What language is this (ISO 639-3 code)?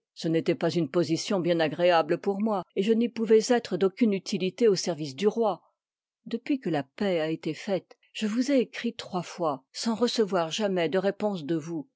fra